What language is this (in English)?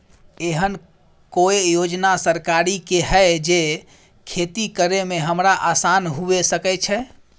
Maithili